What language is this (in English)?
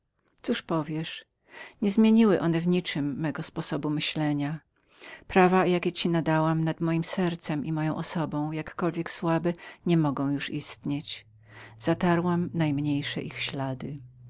Polish